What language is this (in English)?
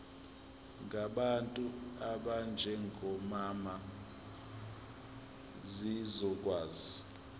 Zulu